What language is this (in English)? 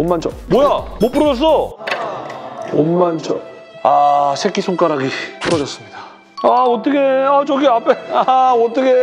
Korean